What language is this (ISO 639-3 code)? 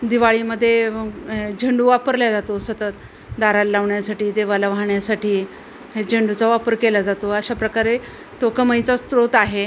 mar